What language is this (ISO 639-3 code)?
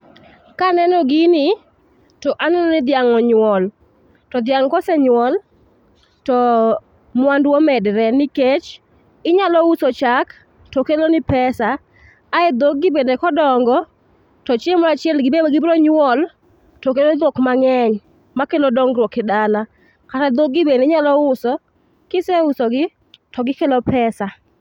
luo